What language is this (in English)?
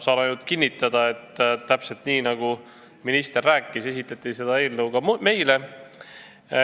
Estonian